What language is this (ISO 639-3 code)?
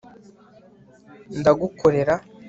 kin